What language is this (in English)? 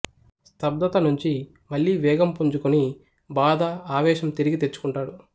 Telugu